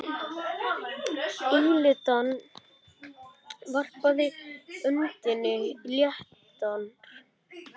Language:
Icelandic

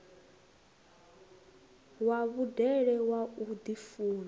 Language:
Venda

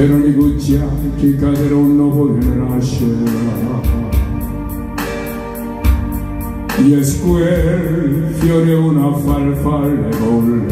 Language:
Korean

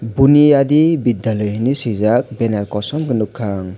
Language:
Kok Borok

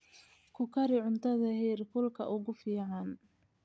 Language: Somali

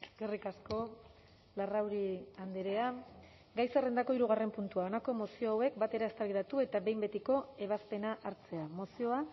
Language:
Basque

